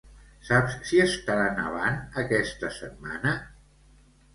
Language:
Catalan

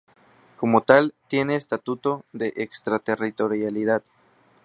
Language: Spanish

